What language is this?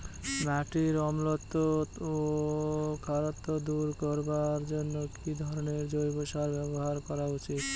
Bangla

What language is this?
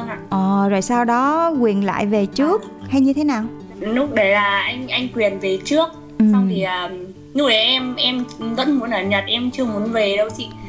Vietnamese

